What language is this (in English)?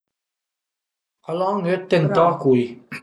Piedmontese